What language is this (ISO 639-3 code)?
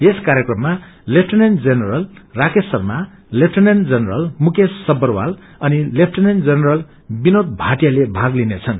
nep